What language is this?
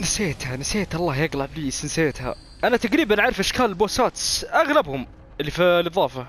Arabic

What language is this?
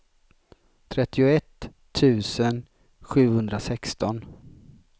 Swedish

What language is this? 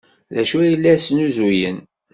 Kabyle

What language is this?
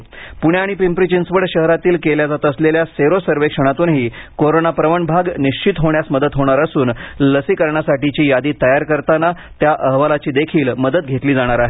Marathi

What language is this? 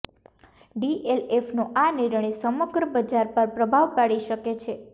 Gujarati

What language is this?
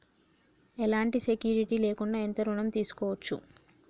Telugu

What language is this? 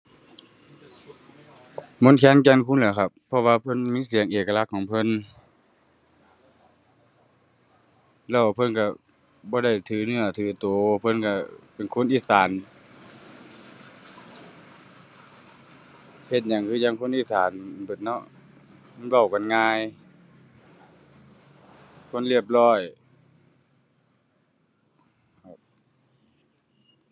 Thai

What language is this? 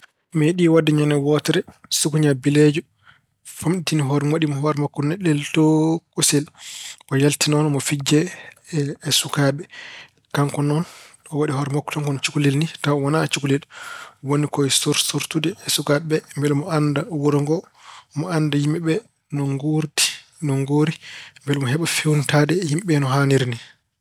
Fula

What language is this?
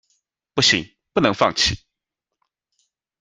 Chinese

